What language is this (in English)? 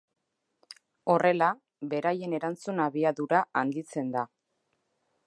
Basque